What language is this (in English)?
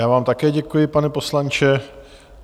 Czech